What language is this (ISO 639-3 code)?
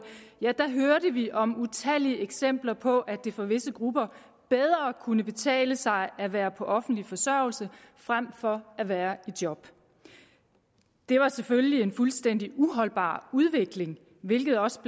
dan